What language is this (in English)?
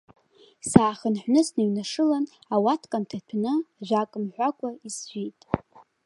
Abkhazian